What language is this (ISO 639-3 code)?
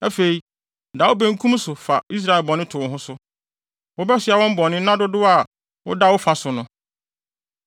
aka